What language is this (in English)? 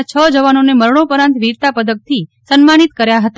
Gujarati